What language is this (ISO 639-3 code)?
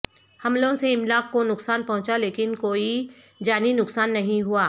urd